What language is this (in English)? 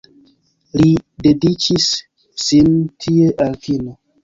Esperanto